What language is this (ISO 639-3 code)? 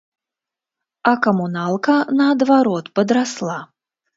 bel